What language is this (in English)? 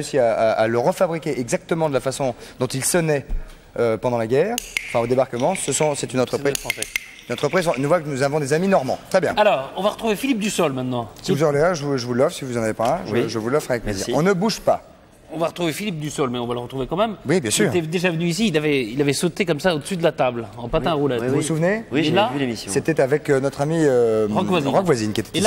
French